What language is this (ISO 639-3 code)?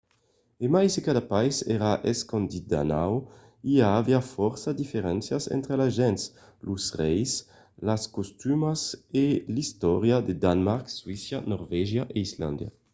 oci